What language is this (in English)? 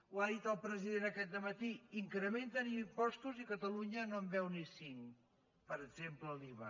Catalan